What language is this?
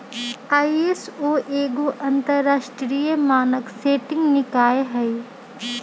Magahi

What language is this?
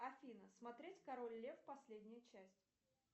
Russian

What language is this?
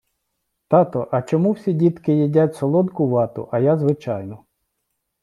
Ukrainian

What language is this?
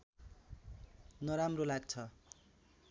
Nepali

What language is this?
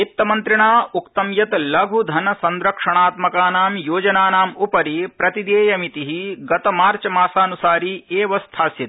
Sanskrit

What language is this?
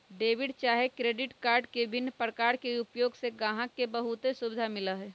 Magahi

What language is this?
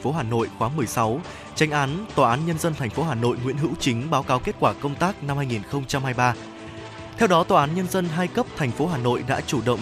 Vietnamese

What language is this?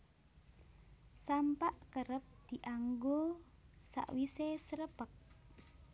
Javanese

